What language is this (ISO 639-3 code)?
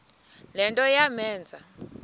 xho